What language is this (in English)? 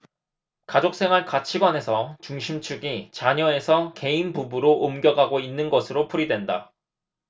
Korean